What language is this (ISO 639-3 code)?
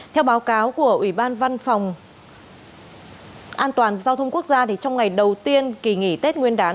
vie